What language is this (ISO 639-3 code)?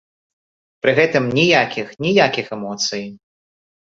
bel